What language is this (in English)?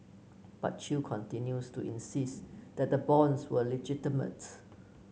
English